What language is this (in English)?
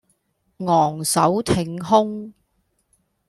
Cantonese